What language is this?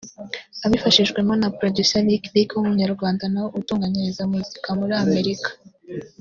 Kinyarwanda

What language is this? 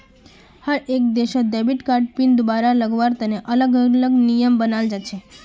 Magahi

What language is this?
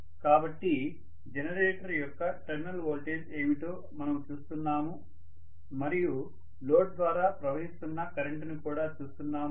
Telugu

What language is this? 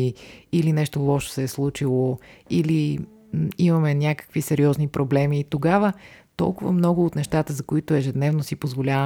Bulgarian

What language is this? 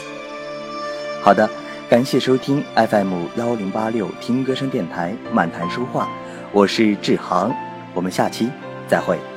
Chinese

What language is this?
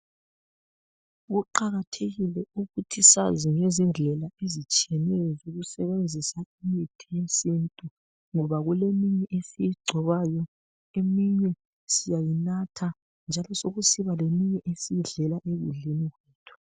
North Ndebele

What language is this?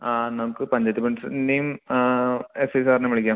Malayalam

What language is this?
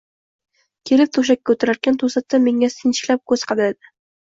Uzbek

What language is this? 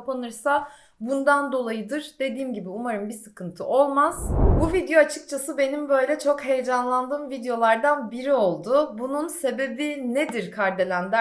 Turkish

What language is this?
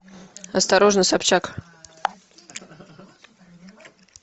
Russian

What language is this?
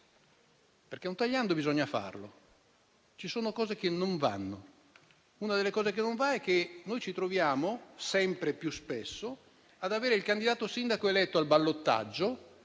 Italian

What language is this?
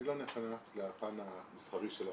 Hebrew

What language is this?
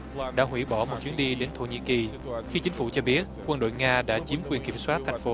Vietnamese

